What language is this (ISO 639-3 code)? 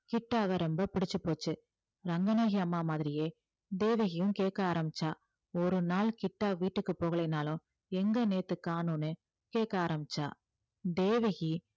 tam